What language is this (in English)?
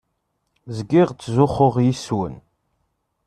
Kabyle